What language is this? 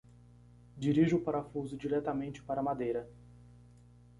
Portuguese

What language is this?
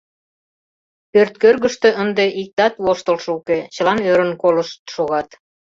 Mari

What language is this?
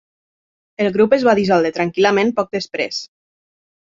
Catalan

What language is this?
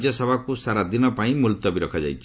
Odia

